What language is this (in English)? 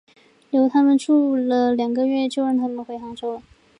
Chinese